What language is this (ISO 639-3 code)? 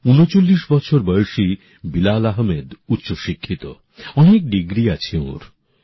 ben